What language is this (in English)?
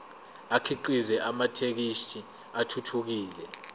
Zulu